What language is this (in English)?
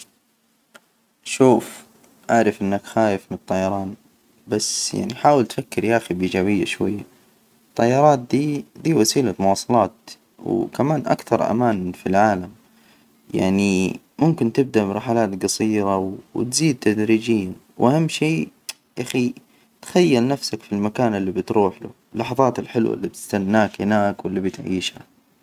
Hijazi Arabic